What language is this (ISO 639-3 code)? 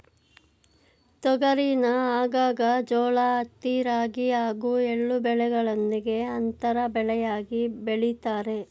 kan